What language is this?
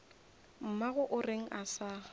Northern Sotho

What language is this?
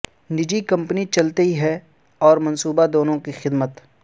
Urdu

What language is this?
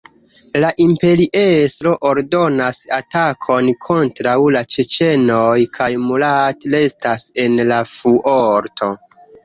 Esperanto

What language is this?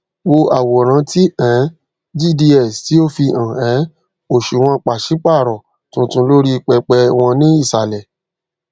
Yoruba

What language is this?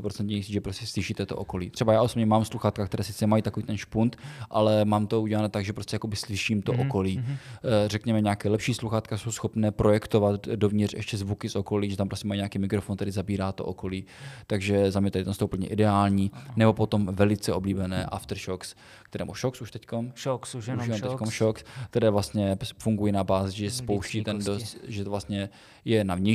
Czech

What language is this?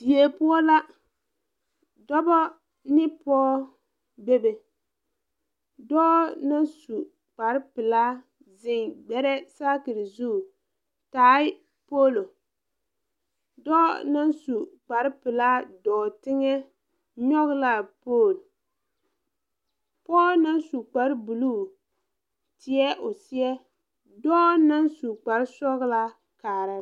Southern Dagaare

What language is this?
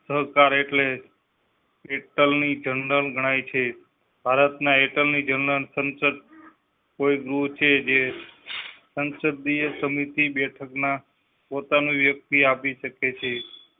Gujarati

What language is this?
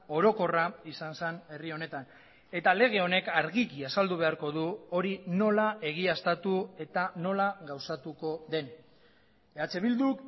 Basque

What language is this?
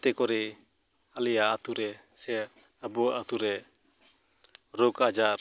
Santali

